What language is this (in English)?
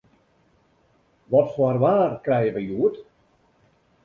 Western Frisian